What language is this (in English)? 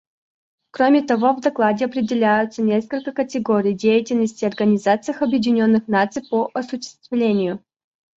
Russian